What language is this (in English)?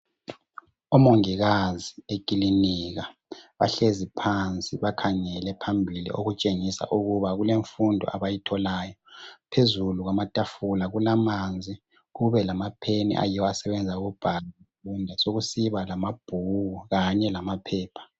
North Ndebele